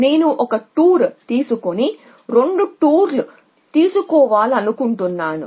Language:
Telugu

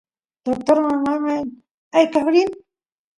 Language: Santiago del Estero Quichua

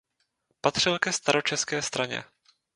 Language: Czech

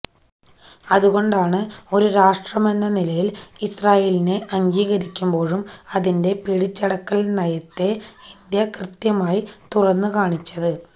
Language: Malayalam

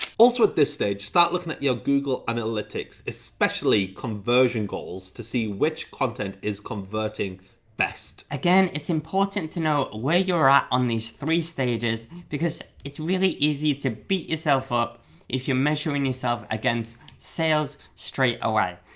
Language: English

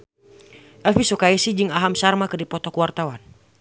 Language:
Sundanese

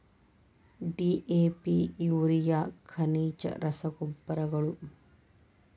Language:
Kannada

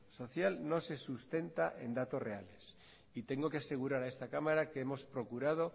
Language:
Spanish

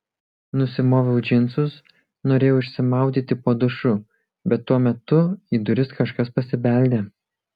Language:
Lithuanian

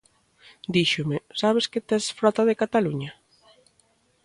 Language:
Galician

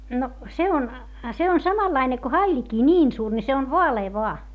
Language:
Finnish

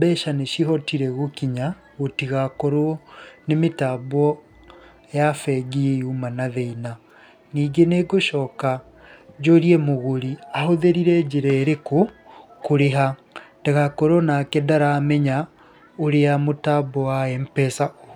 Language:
Kikuyu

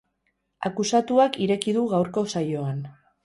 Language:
Basque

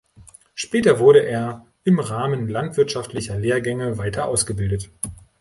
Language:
German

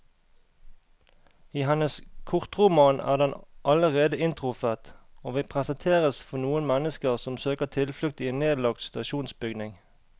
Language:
Norwegian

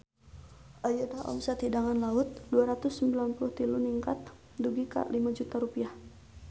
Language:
Sundanese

